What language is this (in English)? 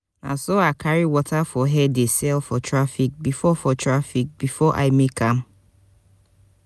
Nigerian Pidgin